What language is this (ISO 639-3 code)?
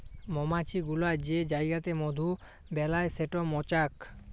ben